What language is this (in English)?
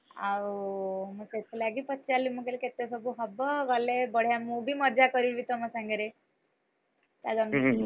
Odia